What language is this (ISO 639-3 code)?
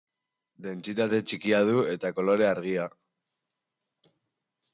eus